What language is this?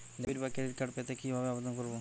Bangla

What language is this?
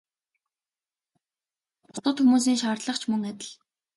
Mongolian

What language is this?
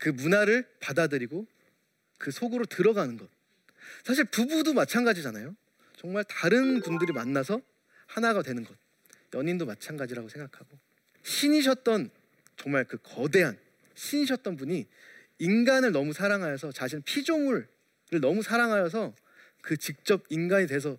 Korean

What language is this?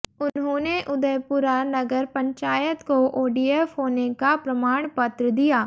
Hindi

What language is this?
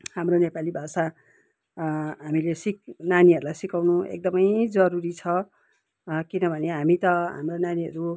Nepali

